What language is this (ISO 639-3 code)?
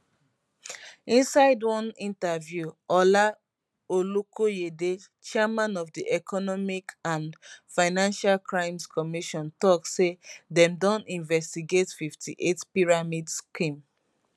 pcm